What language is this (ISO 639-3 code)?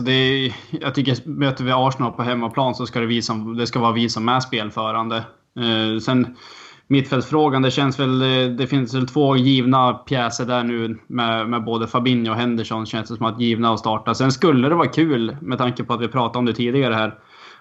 swe